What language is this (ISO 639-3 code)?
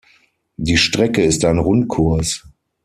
deu